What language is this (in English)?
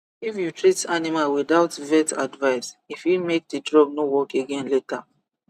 Nigerian Pidgin